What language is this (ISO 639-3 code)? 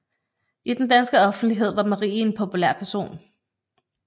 dan